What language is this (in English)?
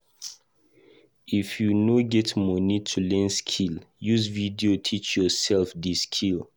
Nigerian Pidgin